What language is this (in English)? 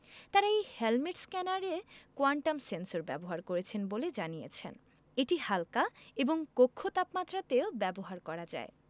Bangla